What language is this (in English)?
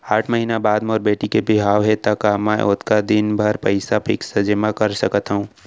Chhattisgarhi